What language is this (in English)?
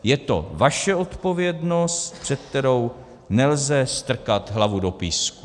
Czech